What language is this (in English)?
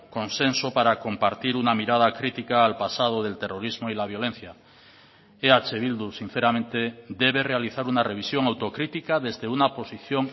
Spanish